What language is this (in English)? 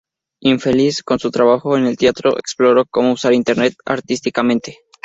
Spanish